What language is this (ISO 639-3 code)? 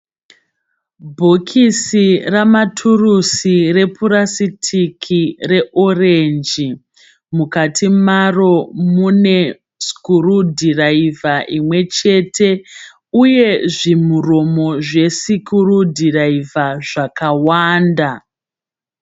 sna